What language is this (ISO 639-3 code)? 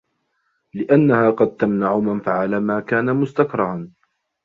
ara